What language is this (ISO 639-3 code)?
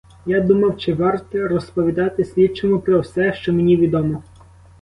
ukr